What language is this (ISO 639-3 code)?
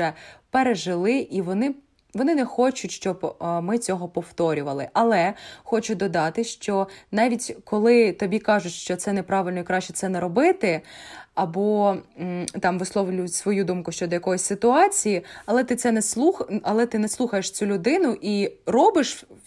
ukr